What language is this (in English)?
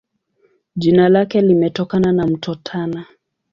Swahili